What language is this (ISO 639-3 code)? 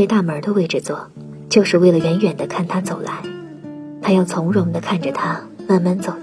zho